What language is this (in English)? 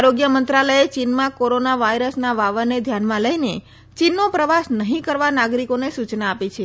Gujarati